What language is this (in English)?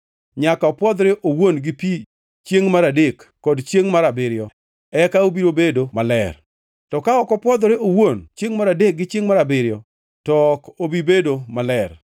Luo (Kenya and Tanzania)